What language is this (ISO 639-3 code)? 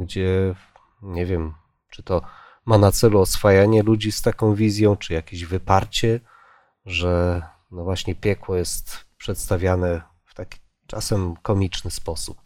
pol